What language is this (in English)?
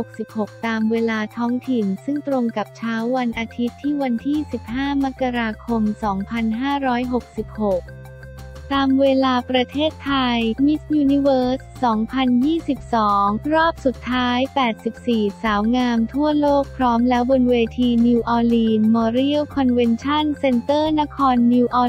Thai